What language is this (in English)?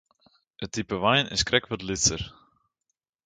Western Frisian